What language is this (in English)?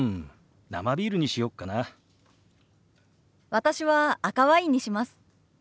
Japanese